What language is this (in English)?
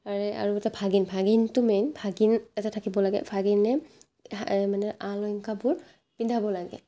Assamese